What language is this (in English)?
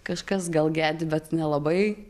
Lithuanian